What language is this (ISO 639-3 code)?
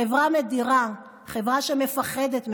heb